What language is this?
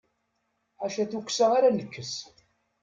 Kabyle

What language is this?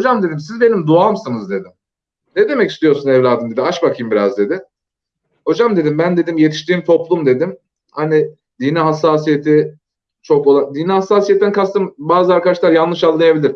Turkish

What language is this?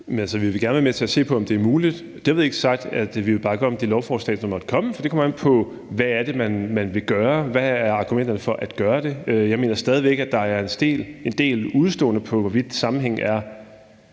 Danish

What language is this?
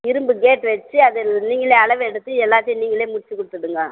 Tamil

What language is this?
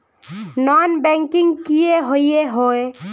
Magahi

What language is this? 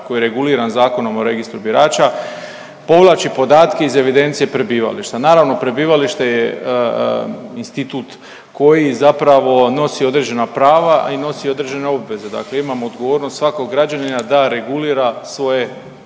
Croatian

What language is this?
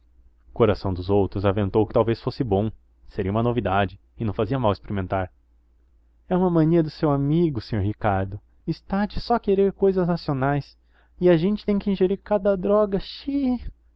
Portuguese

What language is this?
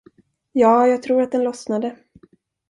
Swedish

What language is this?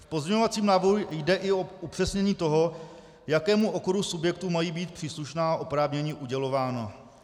Czech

